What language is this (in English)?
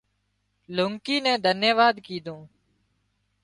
Wadiyara Koli